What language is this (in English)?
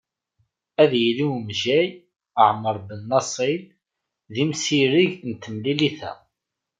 Kabyle